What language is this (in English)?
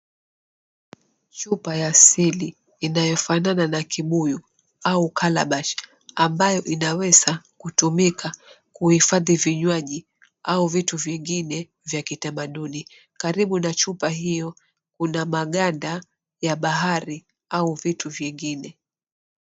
Swahili